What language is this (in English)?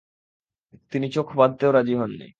Bangla